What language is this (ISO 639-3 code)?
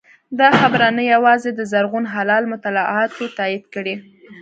pus